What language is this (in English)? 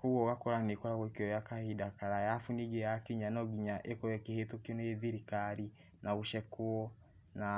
Kikuyu